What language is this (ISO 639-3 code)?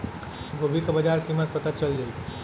bho